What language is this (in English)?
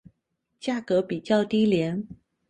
Chinese